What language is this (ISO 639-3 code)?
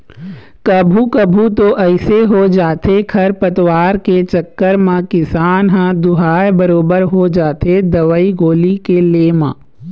hne